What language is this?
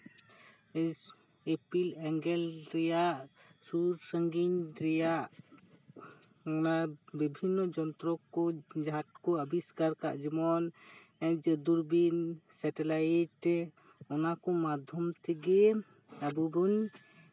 Santali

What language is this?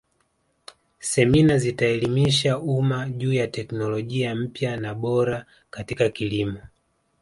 Swahili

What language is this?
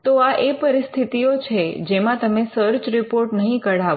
Gujarati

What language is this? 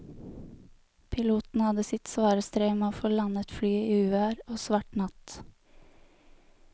Norwegian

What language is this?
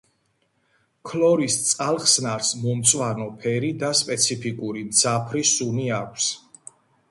Georgian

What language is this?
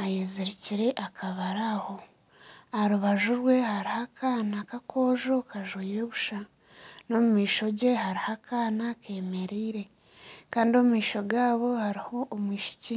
Nyankole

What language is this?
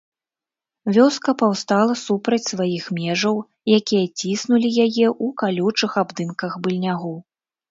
Belarusian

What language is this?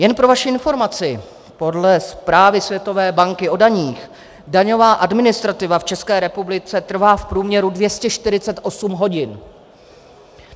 Czech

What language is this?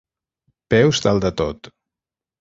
Catalan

